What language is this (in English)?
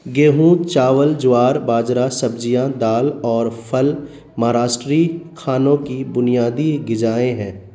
Urdu